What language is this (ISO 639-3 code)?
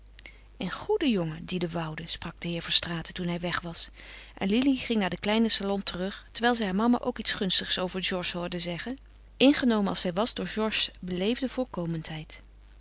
nld